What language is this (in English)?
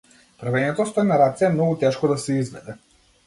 Macedonian